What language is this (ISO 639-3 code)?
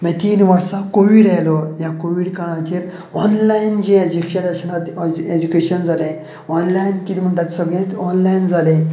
kok